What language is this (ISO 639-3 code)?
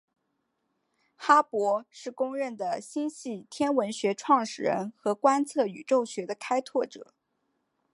zho